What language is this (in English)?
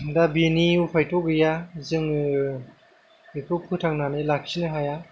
Bodo